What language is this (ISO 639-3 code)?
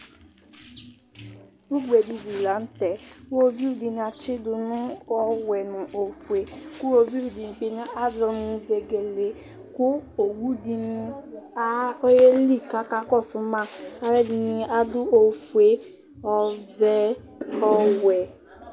kpo